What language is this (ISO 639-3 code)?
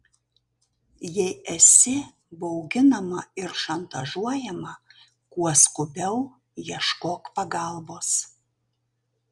lit